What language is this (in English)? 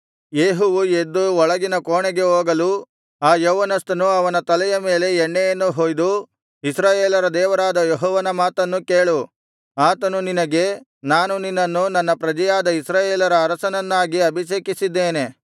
Kannada